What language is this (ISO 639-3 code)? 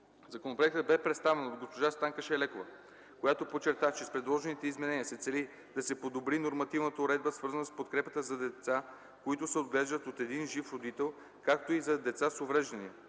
bul